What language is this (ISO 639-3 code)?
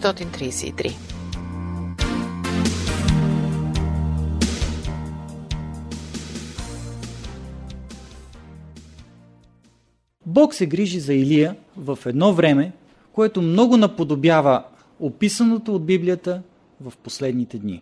bul